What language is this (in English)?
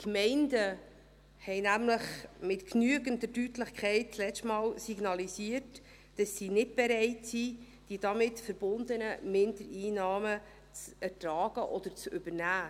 Swiss German